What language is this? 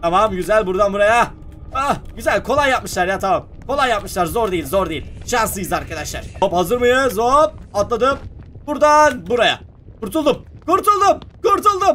Turkish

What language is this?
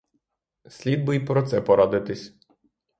Ukrainian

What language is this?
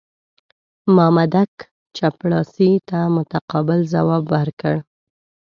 Pashto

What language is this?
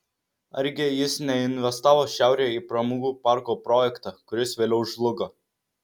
Lithuanian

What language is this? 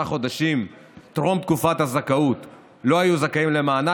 Hebrew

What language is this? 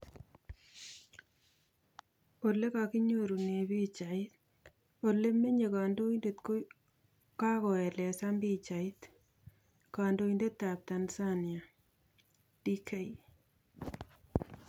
Kalenjin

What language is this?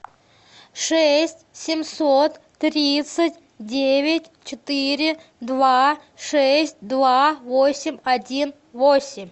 Russian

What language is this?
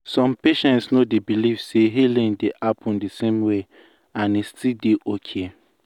Nigerian Pidgin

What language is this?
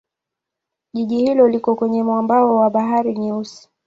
Swahili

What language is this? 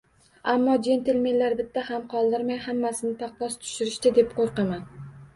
Uzbek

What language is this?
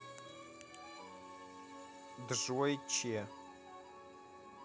Russian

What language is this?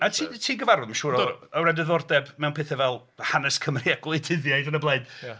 Welsh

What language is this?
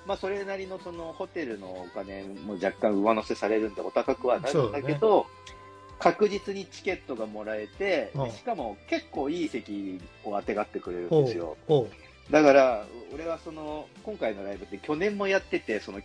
Japanese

